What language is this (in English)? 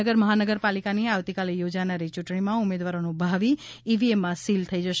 Gujarati